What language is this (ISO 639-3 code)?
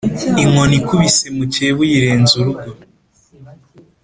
kin